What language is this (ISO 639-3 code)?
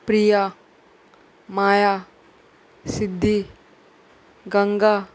kok